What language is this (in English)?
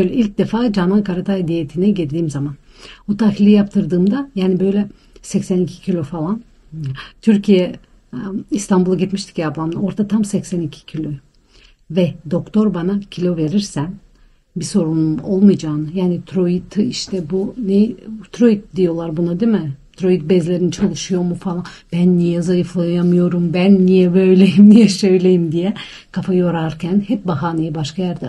Turkish